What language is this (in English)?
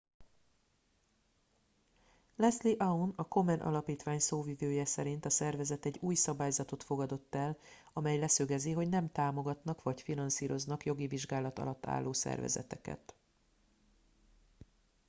Hungarian